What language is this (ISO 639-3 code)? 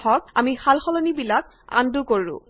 asm